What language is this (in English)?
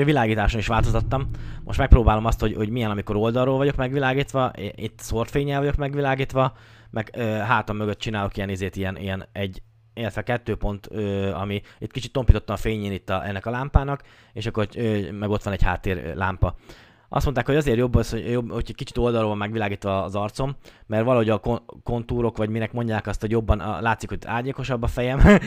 Hungarian